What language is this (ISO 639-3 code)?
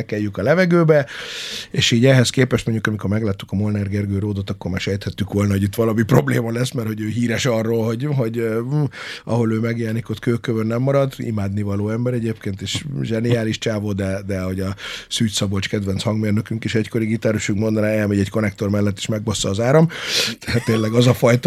hun